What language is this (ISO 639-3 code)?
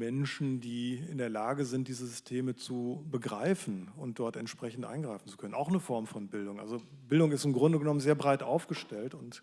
deu